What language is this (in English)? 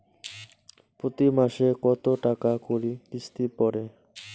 Bangla